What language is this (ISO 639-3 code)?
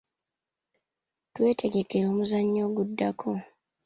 lug